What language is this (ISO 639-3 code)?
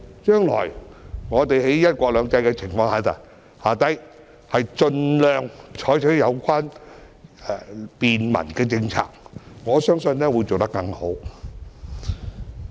yue